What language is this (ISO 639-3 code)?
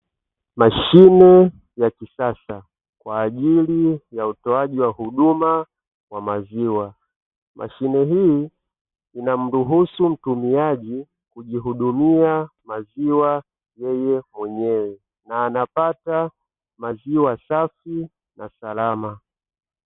swa